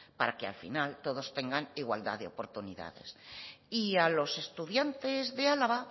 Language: Spanish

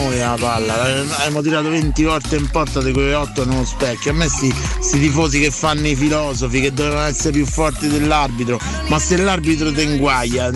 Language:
Italian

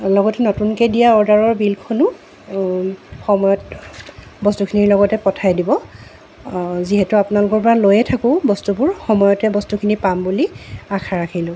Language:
Assamese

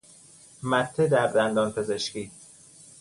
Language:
Persian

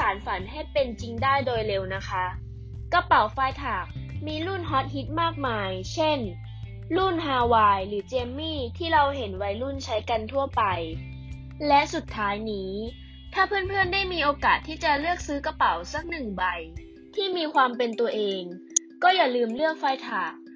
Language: Thai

